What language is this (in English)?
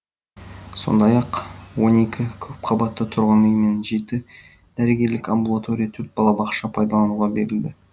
Kazakh